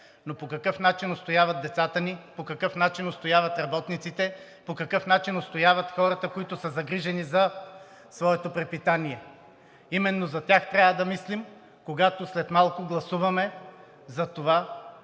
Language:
Bulgarian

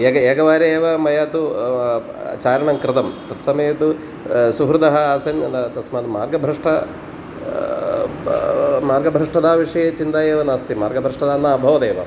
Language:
Sanskrit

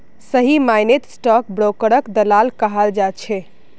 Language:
Magahi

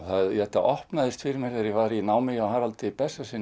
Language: Icelandic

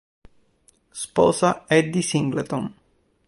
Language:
Italian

